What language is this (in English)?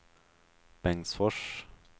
Swedish